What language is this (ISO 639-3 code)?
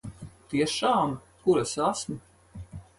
lav